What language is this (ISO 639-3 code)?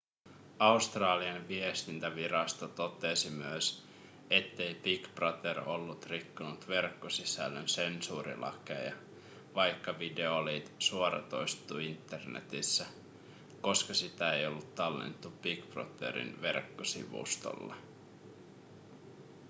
fin